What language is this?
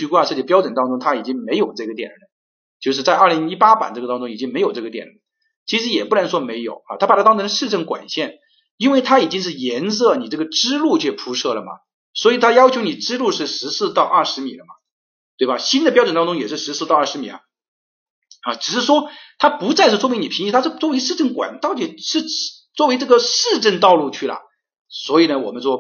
Chinese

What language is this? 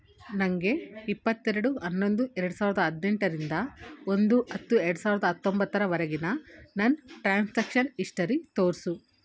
Kannada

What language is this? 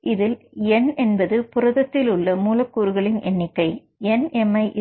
Tamil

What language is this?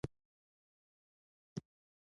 Pashto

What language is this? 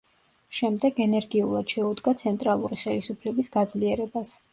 Georgian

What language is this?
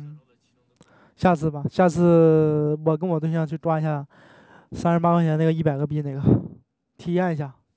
Chinese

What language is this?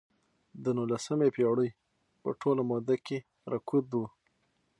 Pashto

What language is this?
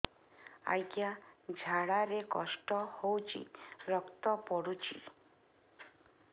Odia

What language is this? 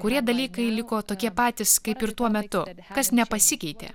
Lithuanian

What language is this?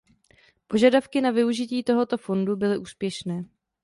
Czech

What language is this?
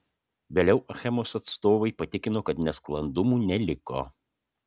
Lithuanian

